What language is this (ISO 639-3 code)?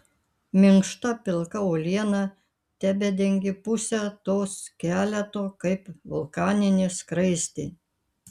lit